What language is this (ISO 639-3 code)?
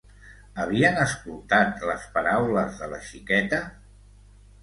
cat